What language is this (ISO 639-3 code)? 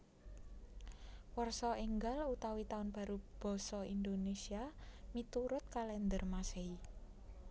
jav